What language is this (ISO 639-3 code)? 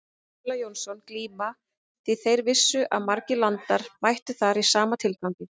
isl